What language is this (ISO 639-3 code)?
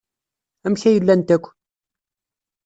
kab